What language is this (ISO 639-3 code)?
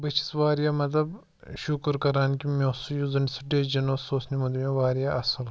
kas